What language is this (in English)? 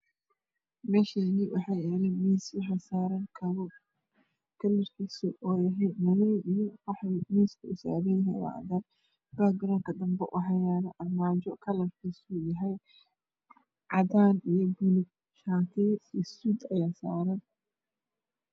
Somali